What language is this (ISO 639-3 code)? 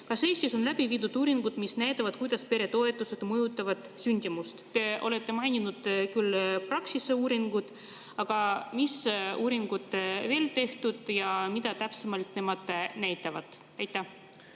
est